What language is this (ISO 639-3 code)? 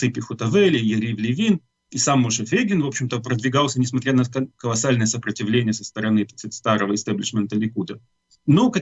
rus